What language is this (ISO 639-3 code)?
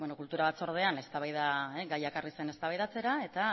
eus